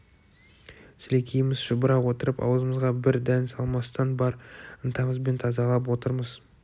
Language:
Kazakh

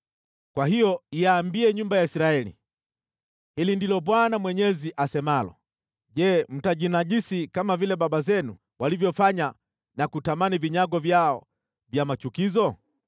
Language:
Swahili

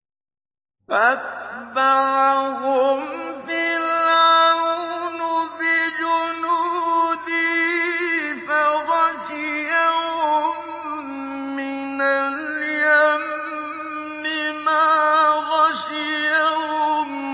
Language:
Arabic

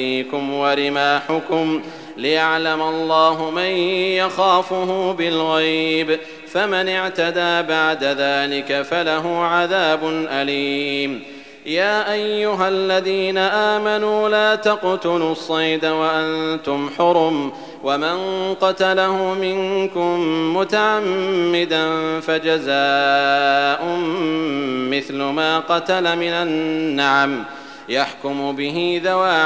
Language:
Arabic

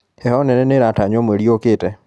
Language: Kikuyu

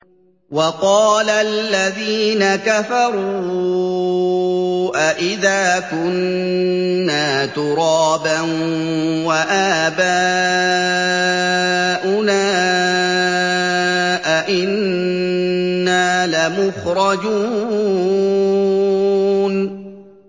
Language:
Arabic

